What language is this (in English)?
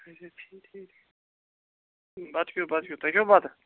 Kashmiri